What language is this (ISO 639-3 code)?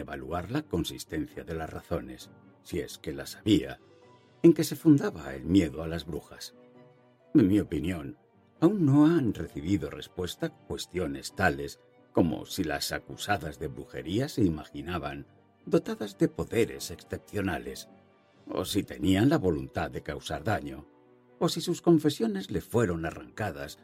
spa